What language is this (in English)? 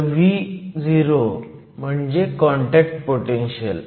Marathi